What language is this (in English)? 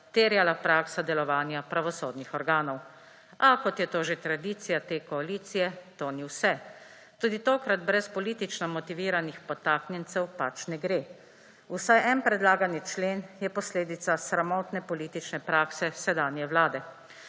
Slovenian